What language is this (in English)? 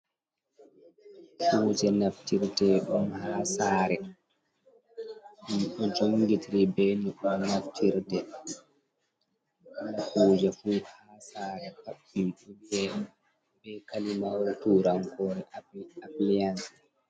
Fula